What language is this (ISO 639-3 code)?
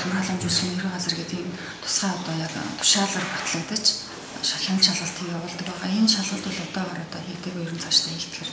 ron